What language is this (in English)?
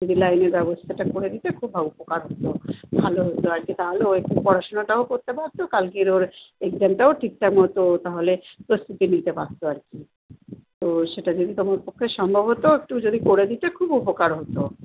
Bangla